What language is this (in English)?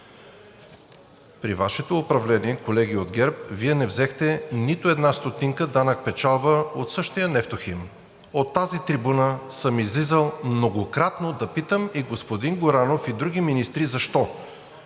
Bulgarian